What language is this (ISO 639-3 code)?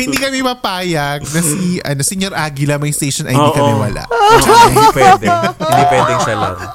fil